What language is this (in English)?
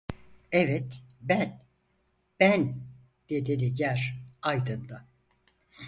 Turkish